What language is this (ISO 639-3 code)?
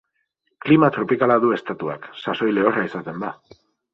eus